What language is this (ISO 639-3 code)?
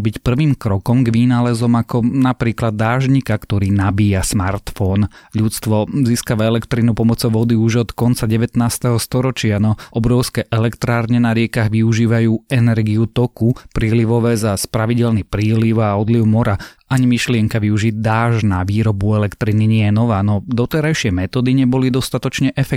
slk